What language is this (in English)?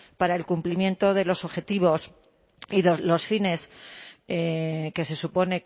Spanish